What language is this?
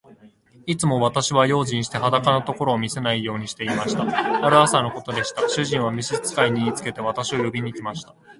Japanese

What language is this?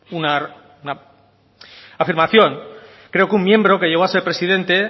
Spanish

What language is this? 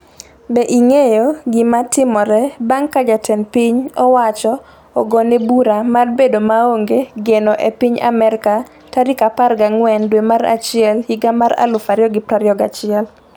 Luo (Kenya and Tanzania)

